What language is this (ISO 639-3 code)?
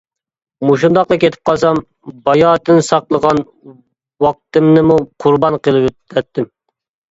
uig